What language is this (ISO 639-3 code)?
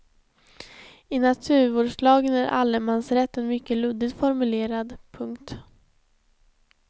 swe